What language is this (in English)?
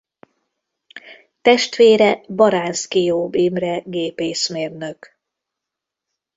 Hungarian